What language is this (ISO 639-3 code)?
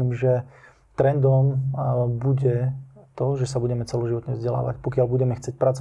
slk